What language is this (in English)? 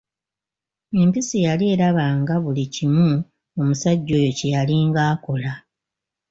Ganda